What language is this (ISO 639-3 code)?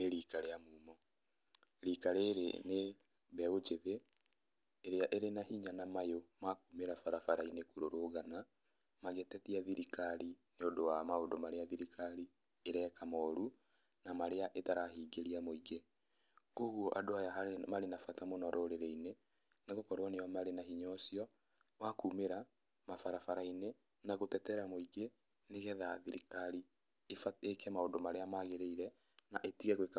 kik